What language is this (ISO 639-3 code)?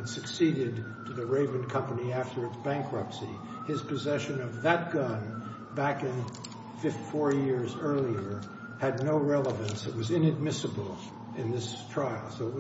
eng